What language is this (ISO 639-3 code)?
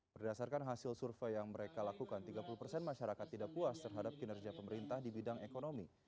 ind